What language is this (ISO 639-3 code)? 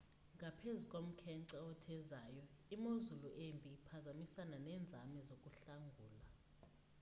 xho